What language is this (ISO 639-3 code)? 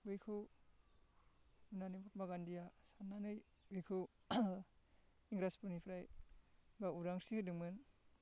brx